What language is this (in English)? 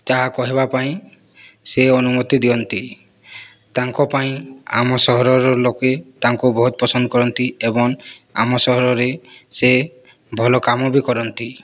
Odia